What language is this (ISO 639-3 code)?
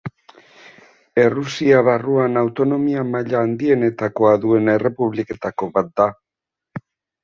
eus